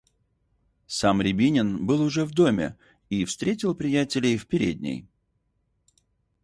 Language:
Russian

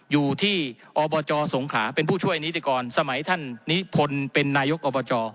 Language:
Thai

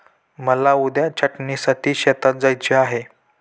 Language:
Marathi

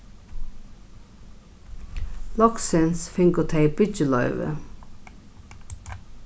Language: Faroese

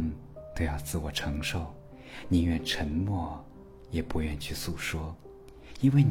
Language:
Chinese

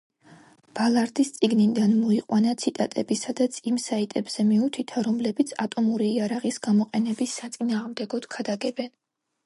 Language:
Georgian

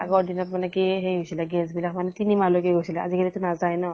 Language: Assamese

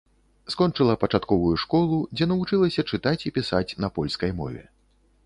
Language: Belarusian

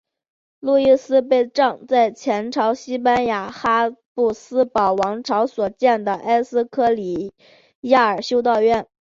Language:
Chinese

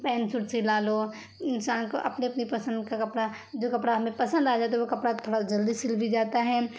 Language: Urdu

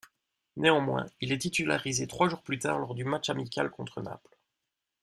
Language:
French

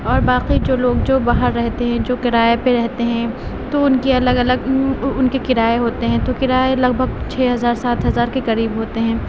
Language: Urdu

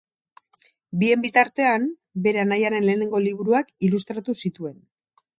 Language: Basque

